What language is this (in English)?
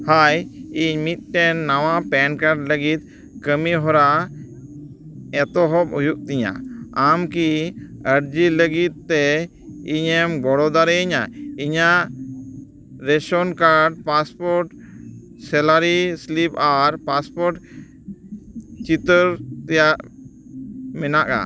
Santali